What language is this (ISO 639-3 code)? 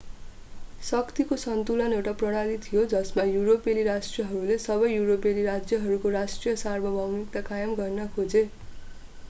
nep